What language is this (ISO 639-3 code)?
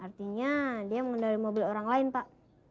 ind